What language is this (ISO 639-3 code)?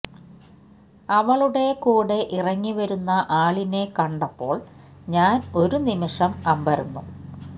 mal